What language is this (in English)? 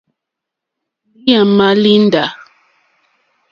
Mokpwe